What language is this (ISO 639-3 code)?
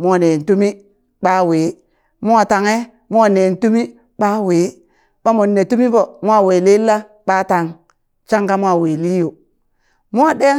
bys